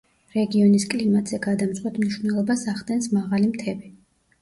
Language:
Georgian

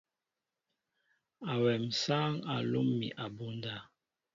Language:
Mbo (Cameroon)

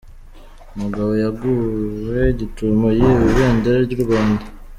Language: Kinyarwanda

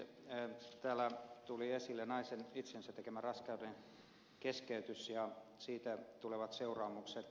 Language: Finnish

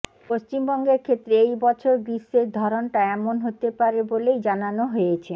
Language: Bangla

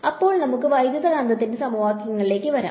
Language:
Malayalam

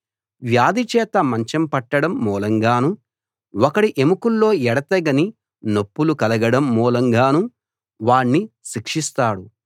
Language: Telugu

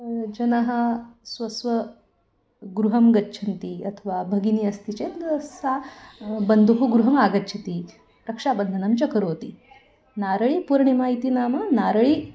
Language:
Sanskrit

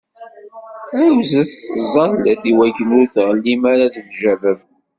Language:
Kabyle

